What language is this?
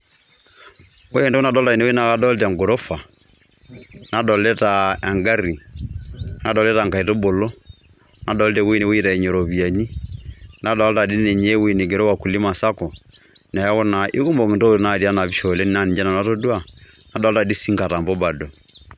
Masai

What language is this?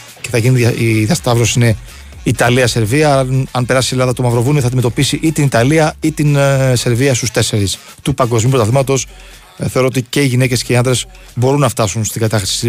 Greek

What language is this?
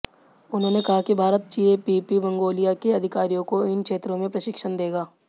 Hindi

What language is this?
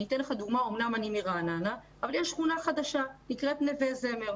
Hebrew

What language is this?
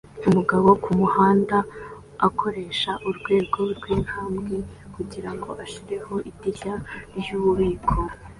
Kinyarwanda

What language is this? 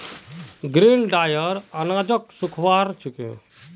Magahi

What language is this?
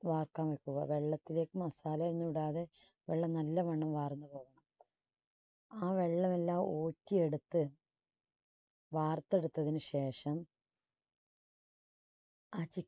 Malayalam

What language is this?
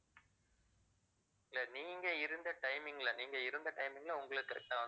Tamil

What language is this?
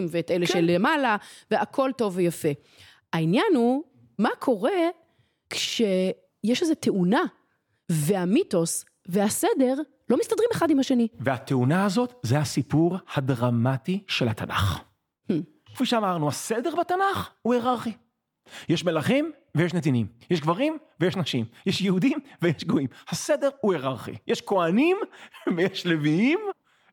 Hebrew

